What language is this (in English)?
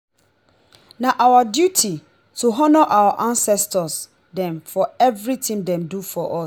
Nigerian Pidgin